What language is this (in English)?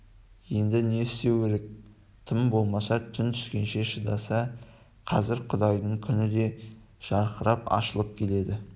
Kazakh